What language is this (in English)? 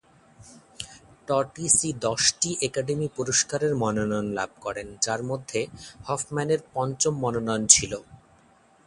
Bangla